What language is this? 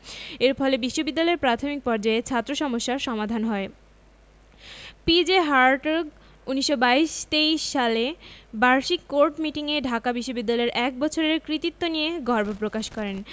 Bangla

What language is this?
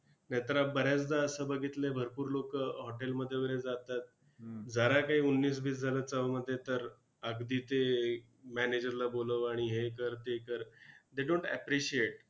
Marathi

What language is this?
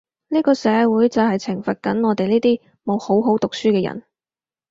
Cantonese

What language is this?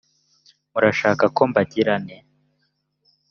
Kinyarwanda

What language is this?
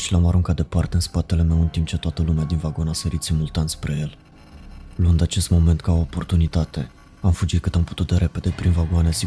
Romanian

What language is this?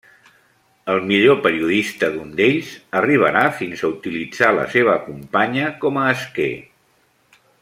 Catalan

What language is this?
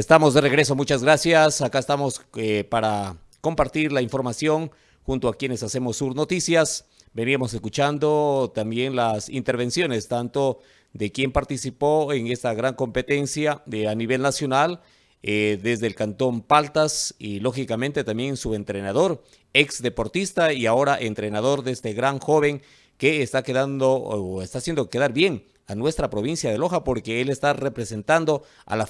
Spanish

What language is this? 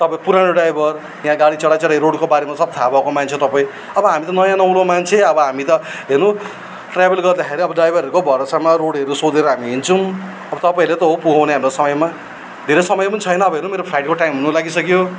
Nepali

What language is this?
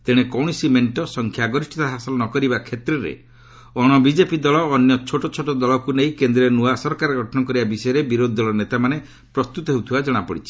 Odia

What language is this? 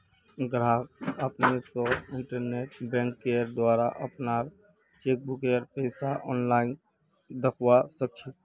Magahi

